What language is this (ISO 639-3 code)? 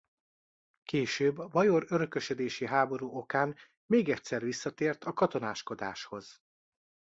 hun